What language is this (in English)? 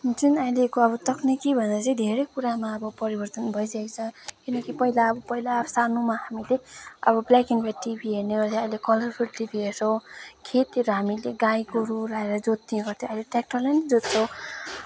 Nepali